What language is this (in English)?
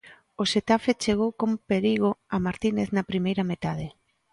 Galician